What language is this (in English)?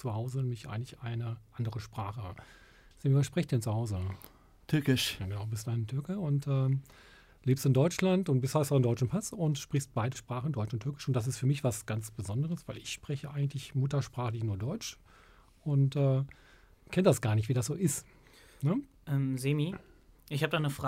German